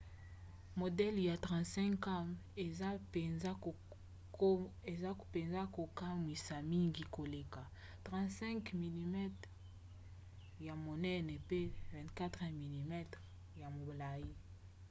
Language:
Lingala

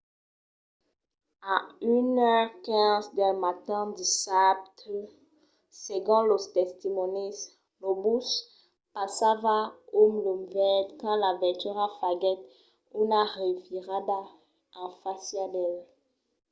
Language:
Occitan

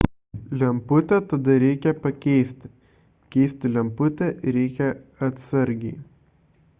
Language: Lithuanian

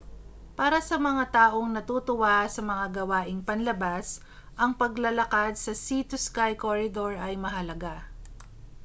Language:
Filipino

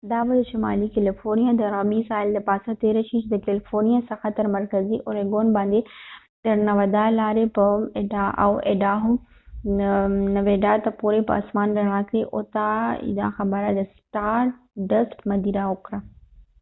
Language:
Pashto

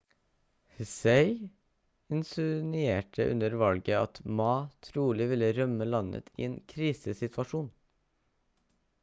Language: Norwegian Bokmål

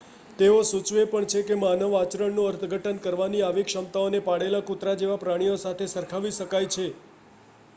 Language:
Gujarati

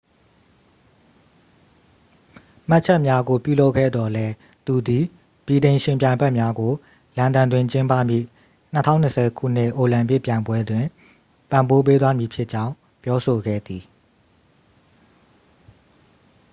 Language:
Burmese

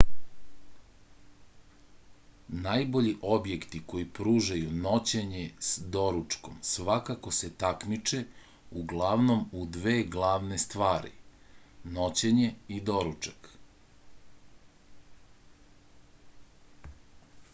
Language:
Serbian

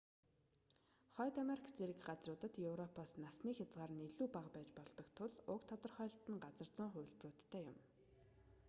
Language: Mongolian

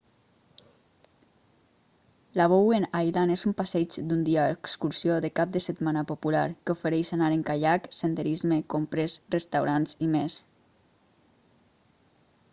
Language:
Catalan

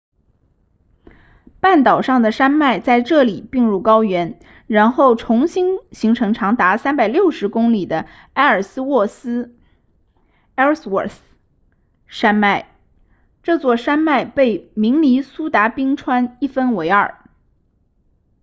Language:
Chinese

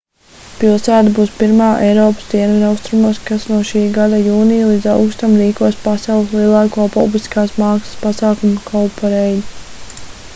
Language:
Latvian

